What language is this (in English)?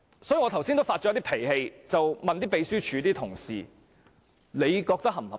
Cantonese